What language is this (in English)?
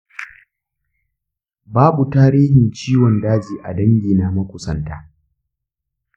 Hausa